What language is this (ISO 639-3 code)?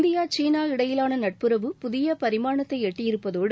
tam